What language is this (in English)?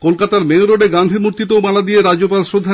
Bangla